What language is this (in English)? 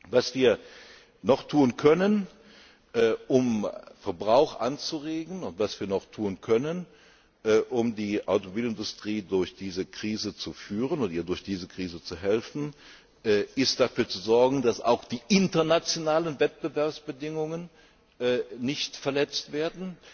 German